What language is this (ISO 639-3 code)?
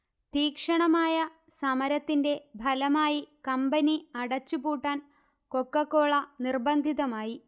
mal